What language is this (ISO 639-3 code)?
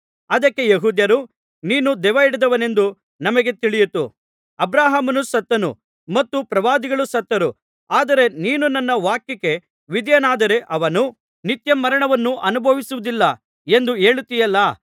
kan